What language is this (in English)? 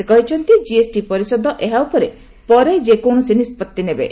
Odia